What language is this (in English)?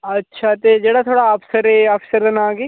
Dogri